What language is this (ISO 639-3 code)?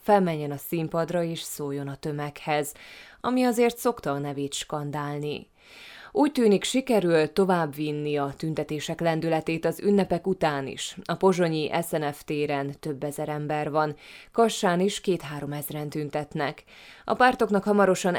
hun